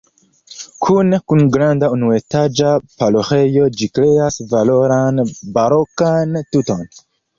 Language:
Esperanto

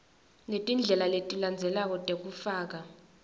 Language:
Swati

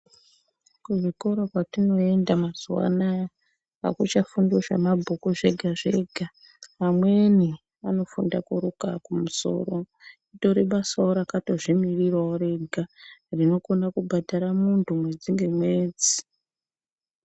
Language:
Ndau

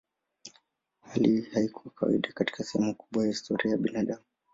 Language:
Swahili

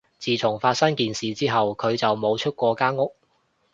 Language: Cantonese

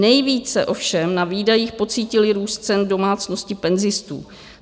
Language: Czech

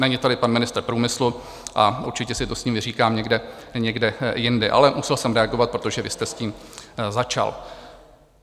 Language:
Czech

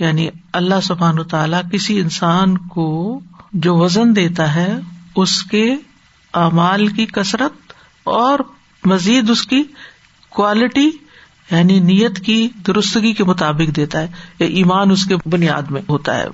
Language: Urdu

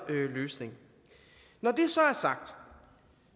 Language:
Danish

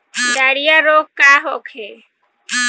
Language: Bhojpuri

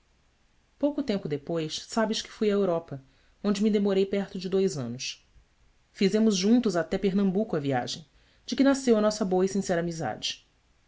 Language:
Portuguese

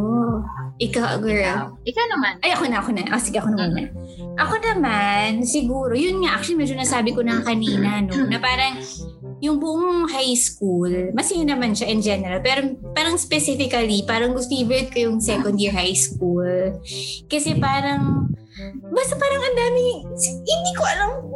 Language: Filipino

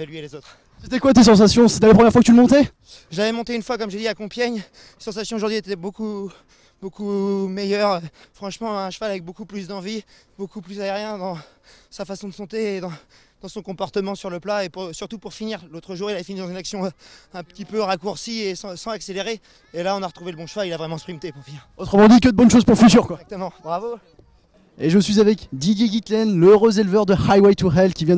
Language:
French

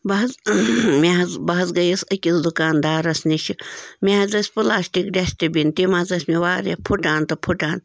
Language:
Kashmiri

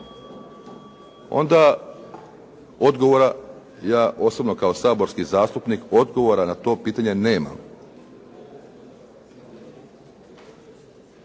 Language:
Croatian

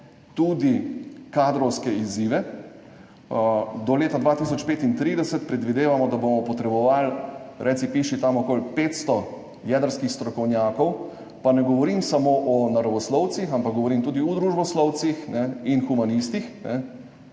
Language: Slovenian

